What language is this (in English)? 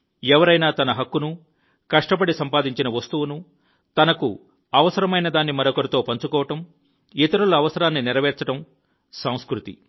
Telugu